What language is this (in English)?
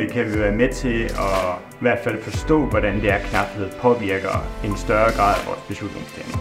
Danish